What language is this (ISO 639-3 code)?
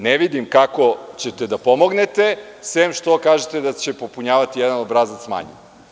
srp